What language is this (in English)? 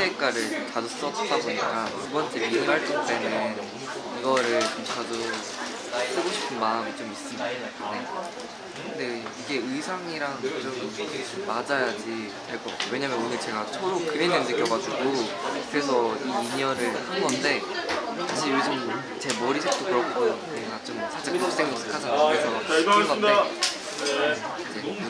Korean